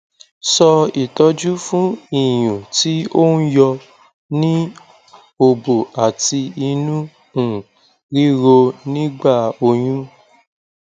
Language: Yoruba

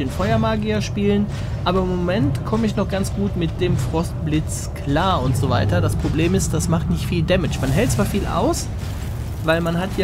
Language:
German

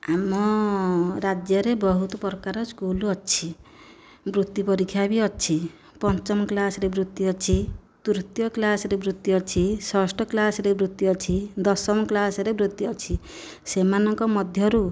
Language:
Odia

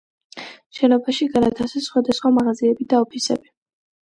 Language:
Georgian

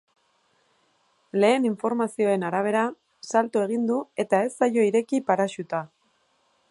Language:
Basque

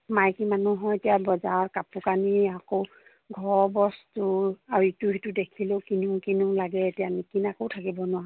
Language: Assamese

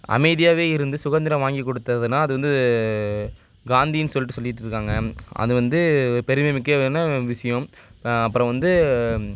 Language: Tamil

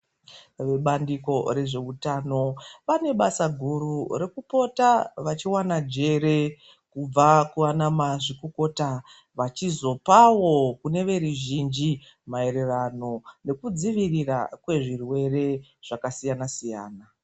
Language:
Ndau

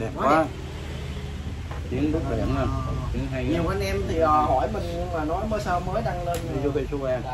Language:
Vietnamese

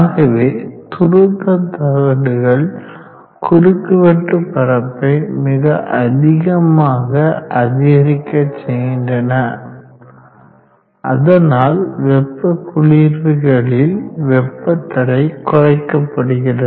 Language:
Tamil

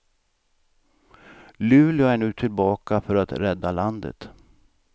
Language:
Swedish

